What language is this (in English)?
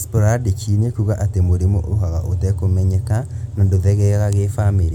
Kikuyu